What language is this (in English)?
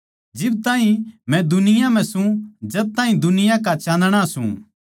Haryanvi